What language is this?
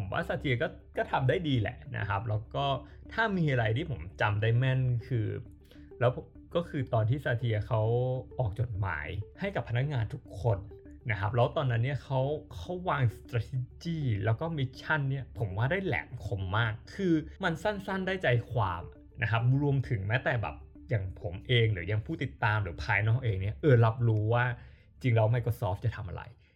Thai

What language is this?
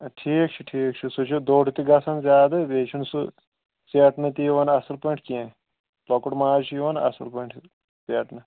Kashmiri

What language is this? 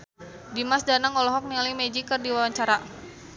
Sundanese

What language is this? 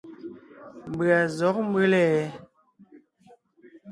Ngiemboon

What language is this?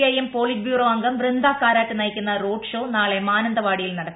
Malayalam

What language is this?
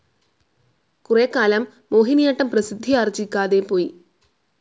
Malayalam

